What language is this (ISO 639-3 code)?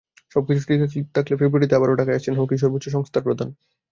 ben